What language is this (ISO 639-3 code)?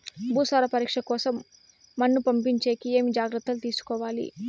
tel